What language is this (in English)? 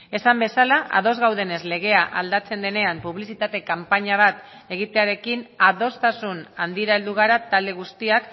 Basque